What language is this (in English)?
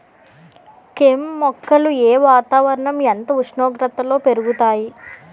Telugu